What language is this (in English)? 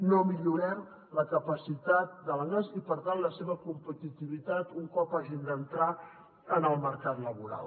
Catalan